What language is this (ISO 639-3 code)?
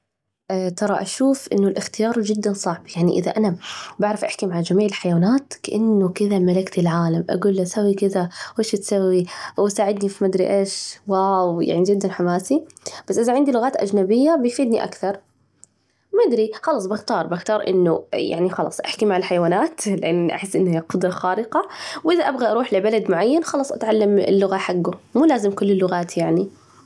ars